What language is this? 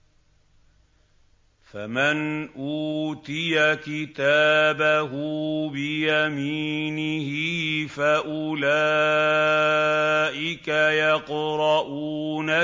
Arabic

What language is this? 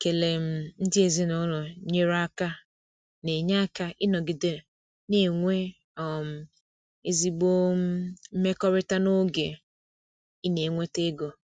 Igbo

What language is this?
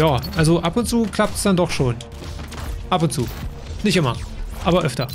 German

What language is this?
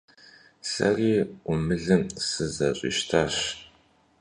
Kabardian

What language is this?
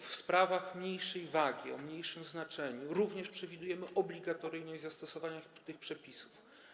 Polish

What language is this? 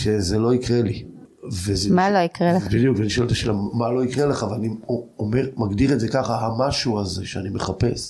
Hebrew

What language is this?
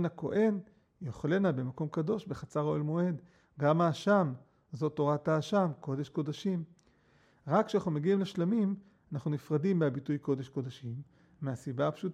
Hebrew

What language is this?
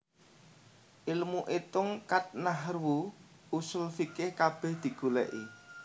Javanese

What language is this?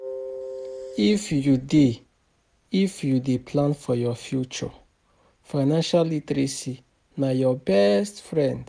Nigerian Pidgin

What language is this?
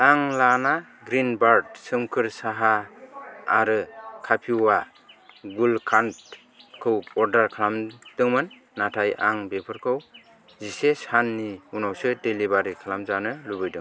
Bodo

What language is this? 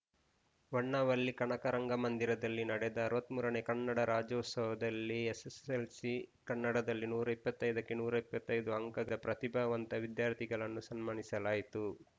Kannada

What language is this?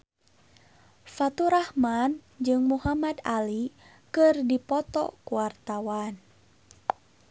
Sundanese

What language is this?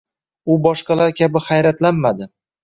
Uzbek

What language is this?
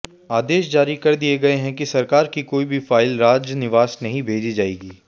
Hindi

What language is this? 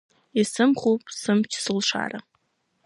Abkhazian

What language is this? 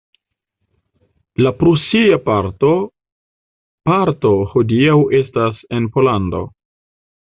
Esperanto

